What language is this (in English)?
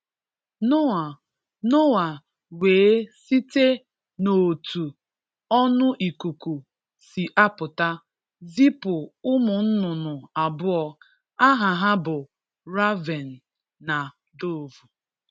Igbo